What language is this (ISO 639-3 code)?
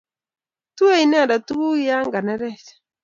kln